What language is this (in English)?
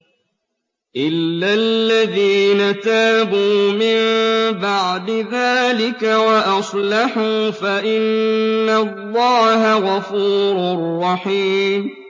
Arabic